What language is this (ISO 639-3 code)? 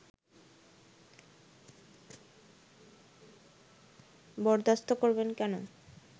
ben